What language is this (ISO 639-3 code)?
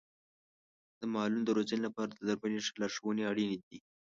pus